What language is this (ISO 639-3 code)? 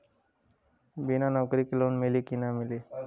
bho